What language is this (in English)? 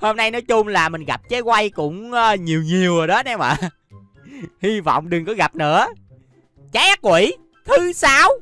Vietnamese